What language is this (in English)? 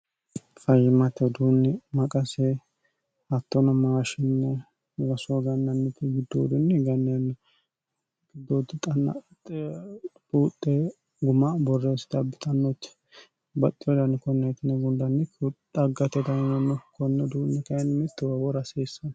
Sidamo